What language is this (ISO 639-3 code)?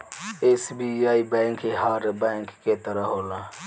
bho